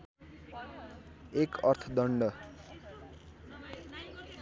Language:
Nepali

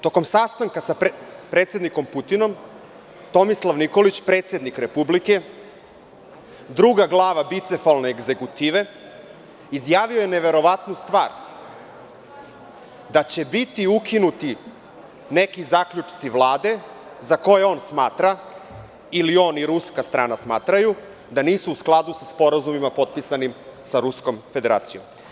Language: Serbian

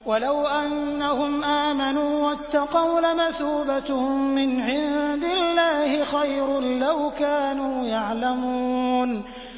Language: Arabic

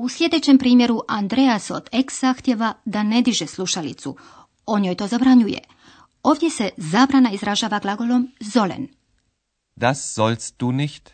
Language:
Croatian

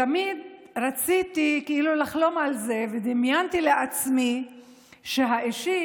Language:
Hebrew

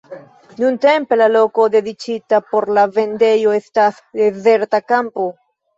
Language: Esperanto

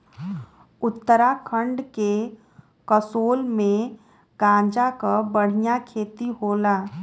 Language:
Bhojpuri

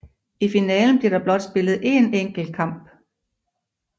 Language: Danish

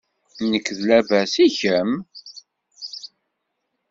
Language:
Kabyle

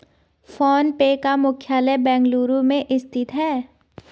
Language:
Hindi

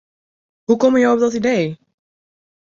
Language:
Western Frisian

